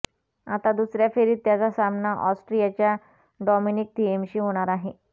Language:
Marathi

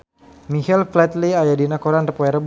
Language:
Sundanese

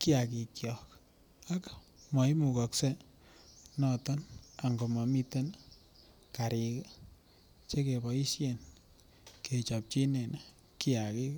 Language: Kalenjin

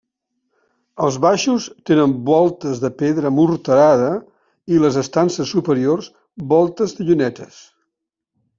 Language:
Catalan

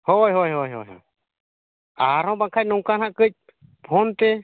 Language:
Santali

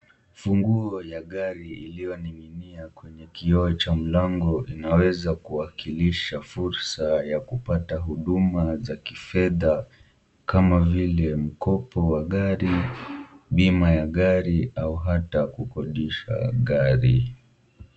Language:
Swahili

